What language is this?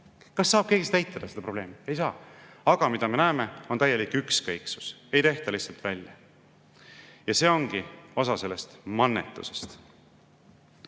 Estonian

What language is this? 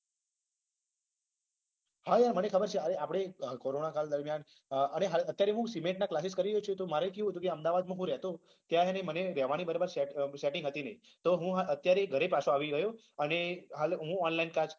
Gujarati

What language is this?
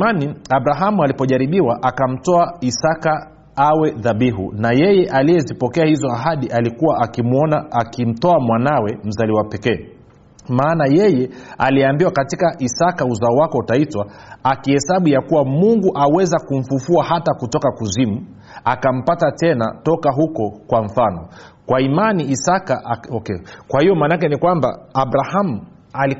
Swahili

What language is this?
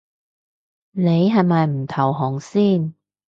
Cantonese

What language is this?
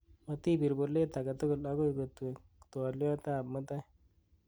Kalenjin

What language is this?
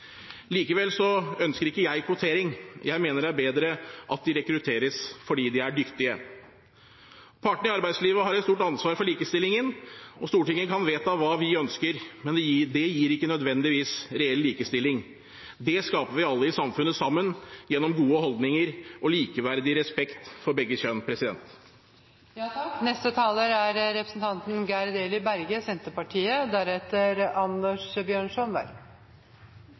Norwegian Bokmål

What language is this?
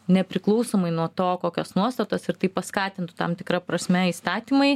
Lithuanian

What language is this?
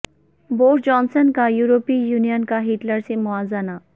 Urdu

